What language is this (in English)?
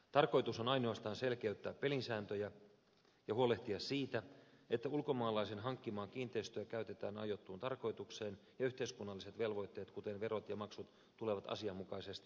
Finnish